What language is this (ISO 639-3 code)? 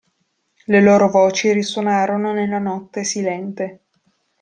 ita